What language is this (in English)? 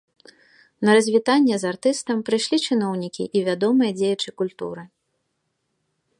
Belarusian